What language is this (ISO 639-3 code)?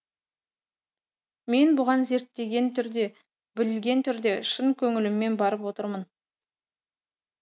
kaz